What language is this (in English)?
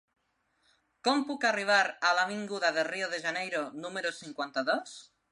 Catalan